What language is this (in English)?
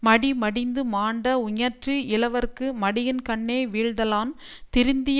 Tamil